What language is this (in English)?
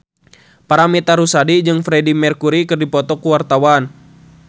Sundanese